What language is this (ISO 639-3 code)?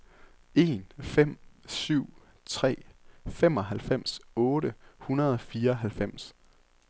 dan